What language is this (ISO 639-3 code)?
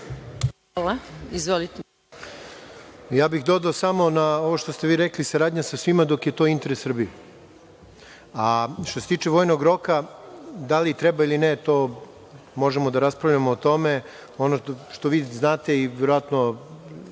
srp